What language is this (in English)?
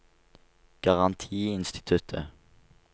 Norwegian